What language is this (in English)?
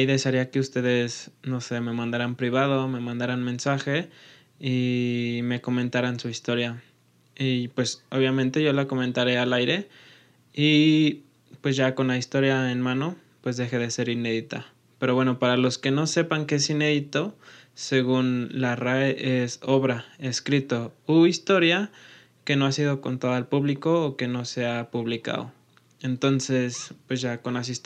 Spanish